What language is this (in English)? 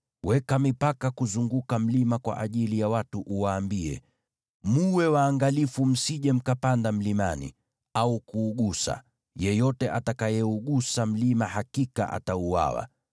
Swahili